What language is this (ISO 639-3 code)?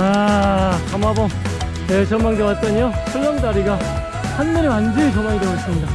kor